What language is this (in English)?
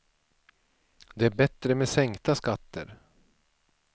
Swedish